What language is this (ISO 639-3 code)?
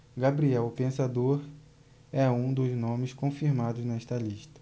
por